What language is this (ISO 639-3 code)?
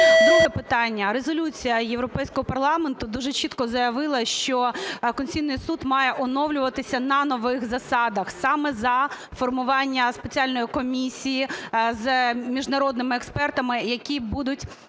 ukr